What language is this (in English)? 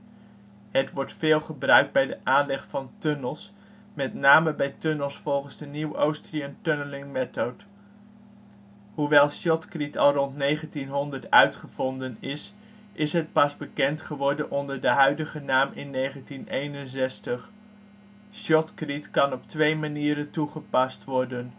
Dutch